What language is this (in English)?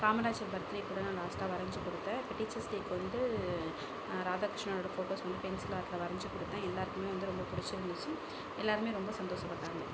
Tamil